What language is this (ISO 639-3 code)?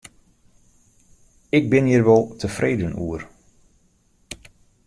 fry